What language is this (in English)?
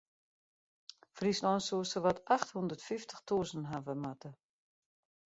Western Frisian